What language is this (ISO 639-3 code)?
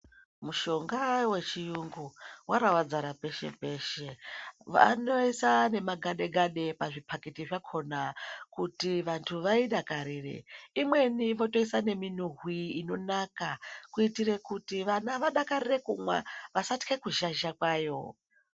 ndc